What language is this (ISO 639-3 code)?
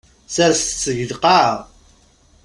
kab